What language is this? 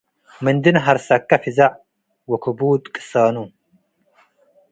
Tigre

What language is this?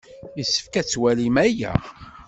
Kabyle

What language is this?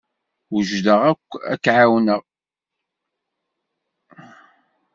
Kabyle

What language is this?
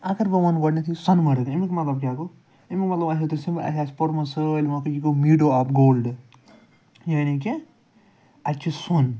Kashmiri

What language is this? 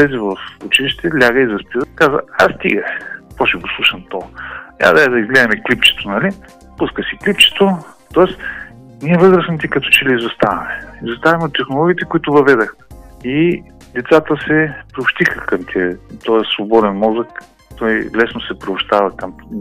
Bulgarian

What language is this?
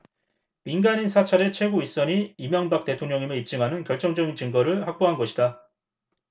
Korean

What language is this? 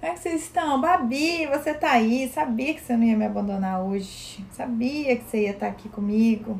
Portuguese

